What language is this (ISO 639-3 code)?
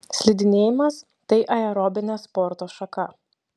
lit